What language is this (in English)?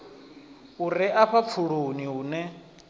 Venda